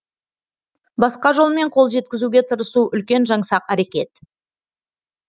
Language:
Kazakh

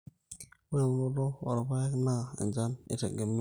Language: Masai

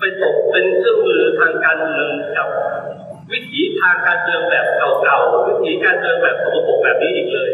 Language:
Thai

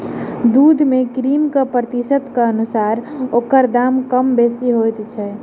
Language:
Maithili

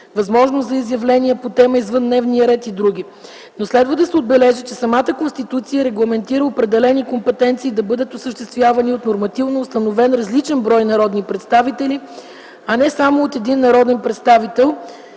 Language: Bulgarian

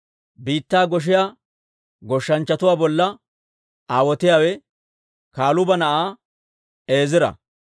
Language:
Dawro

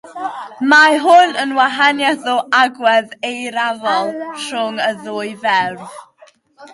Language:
Welsh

